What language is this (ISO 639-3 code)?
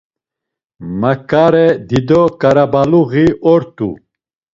lzz